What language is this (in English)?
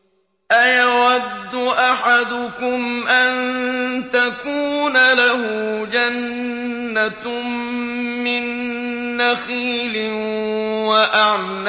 Arabic